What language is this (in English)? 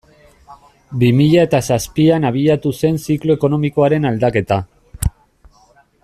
Basque